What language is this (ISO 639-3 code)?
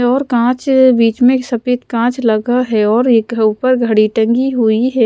hin